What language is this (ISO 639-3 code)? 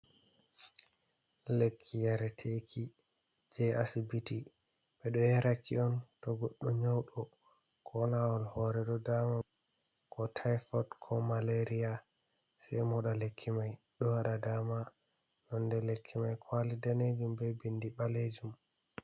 ful